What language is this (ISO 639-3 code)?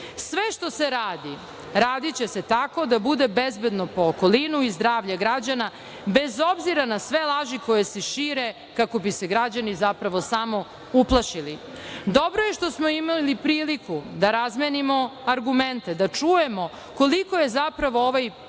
srp